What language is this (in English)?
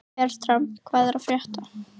Icelandic